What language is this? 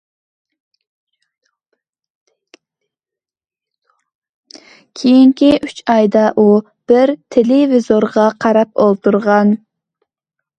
Uyghur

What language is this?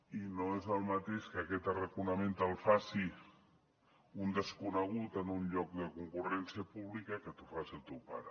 Catalan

